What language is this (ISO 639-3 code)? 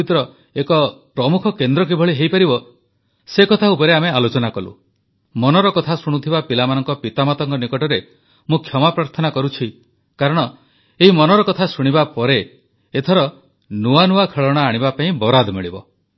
ori